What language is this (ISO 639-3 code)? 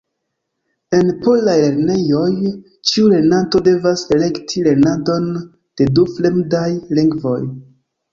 epo